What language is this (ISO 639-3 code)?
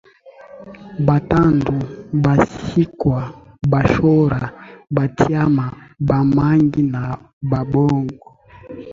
swa